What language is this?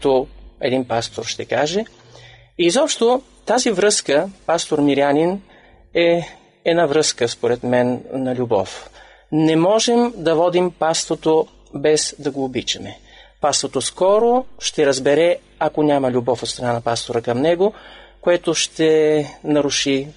Bulgarian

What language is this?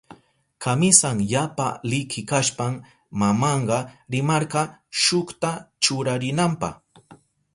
Southern Pastaza Quechua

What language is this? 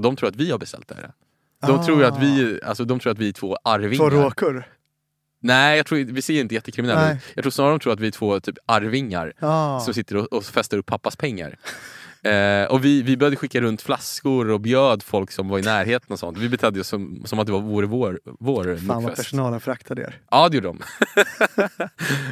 Swedish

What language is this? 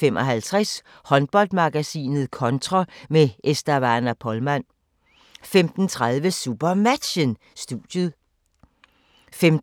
Danish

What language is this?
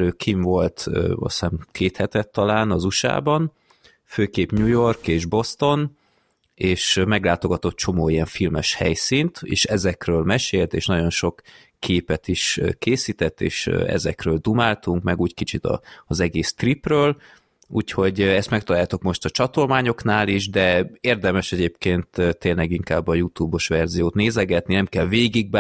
Hungarian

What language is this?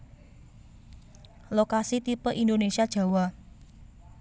Javanese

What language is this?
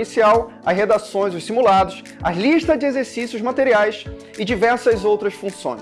Portuguese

